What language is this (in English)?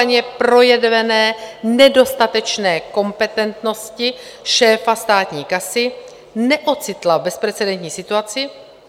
Czech